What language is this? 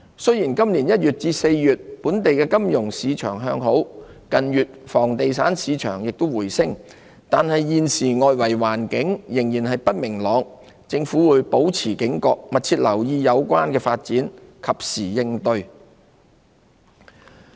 Cantonese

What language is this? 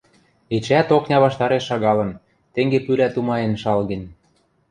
Western Mari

